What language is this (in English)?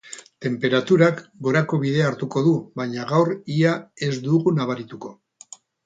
Basque